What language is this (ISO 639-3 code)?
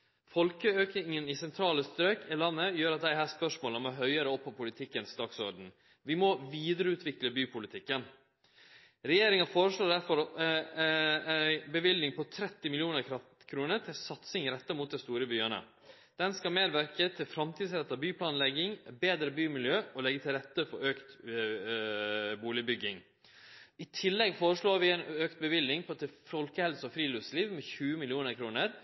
nno